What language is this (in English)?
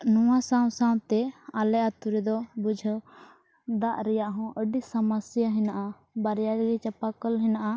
Santali